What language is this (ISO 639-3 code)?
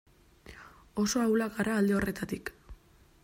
eus